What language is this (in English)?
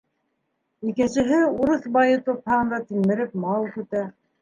Bashkir